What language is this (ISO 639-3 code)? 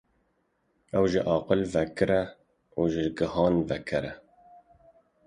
kur